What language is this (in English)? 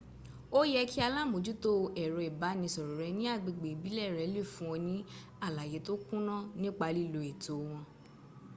Yoruba